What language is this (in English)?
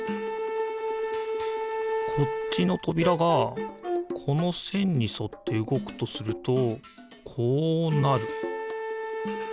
Japanese